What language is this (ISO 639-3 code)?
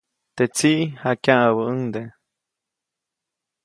zoc